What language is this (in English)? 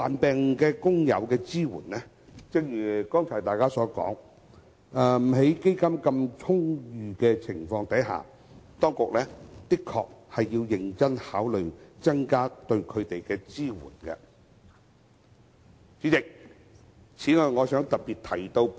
Cantonese